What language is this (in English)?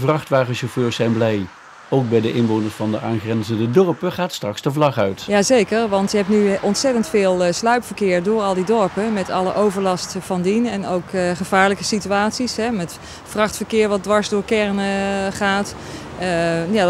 Dutch